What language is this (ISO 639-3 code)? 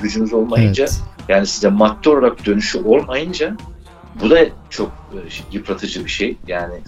tur